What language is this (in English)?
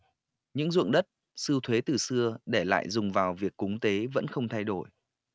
Vietnamese